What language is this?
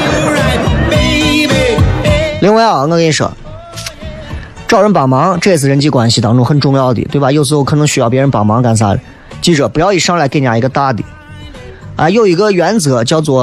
Chinese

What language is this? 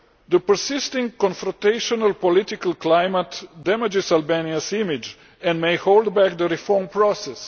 English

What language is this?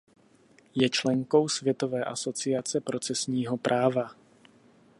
Czech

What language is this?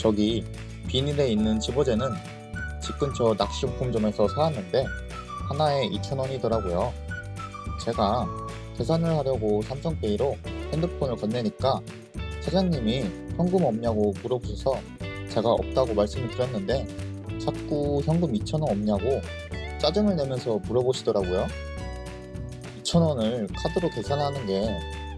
Korean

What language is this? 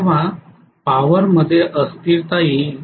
Marathi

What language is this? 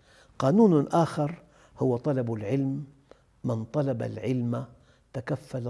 Arabic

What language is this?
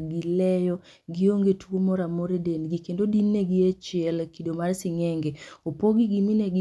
Luo (Kenya and Tanzania)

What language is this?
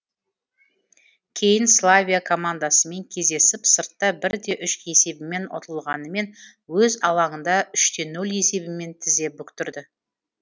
Kazakh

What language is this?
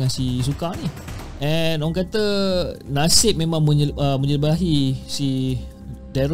Malay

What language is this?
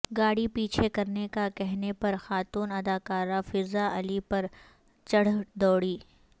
Urdu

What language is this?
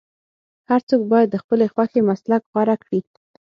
Pashto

